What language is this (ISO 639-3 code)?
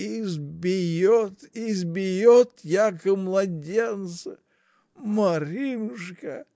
rus